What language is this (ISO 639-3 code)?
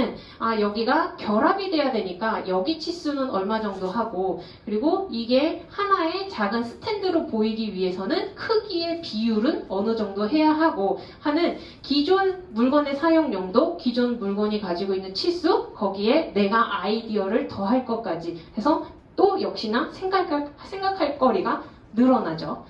kor